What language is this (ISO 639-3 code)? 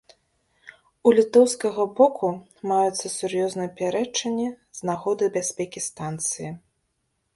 bel